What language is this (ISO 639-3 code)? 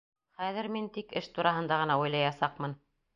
bak